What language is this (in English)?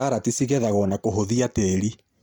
Kikuyu